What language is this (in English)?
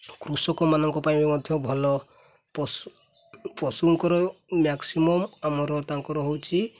Odia